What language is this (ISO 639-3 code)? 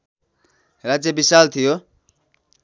nep